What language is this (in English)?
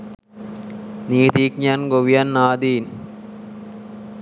Sinhala